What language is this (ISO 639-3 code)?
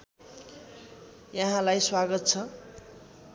nep